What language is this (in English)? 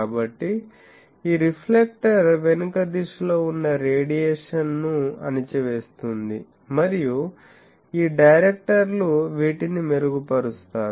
Telugu